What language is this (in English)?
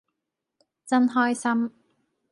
Cantonese